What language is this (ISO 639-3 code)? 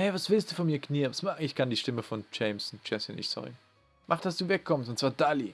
deu